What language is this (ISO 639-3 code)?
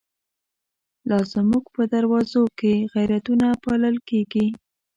pus